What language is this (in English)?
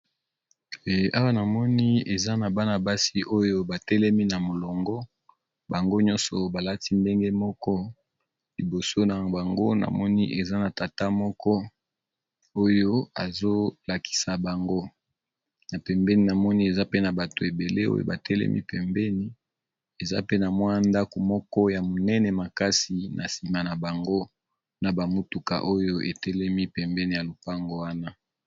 Lingala